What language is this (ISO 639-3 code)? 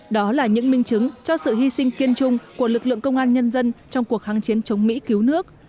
vie